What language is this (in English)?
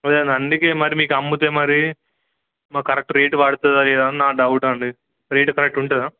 Telugu